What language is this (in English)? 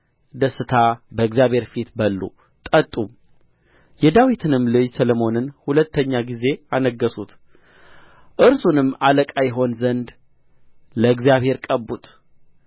Amharic